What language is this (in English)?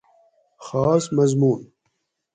Gawri